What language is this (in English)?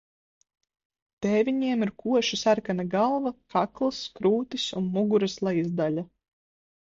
Latvian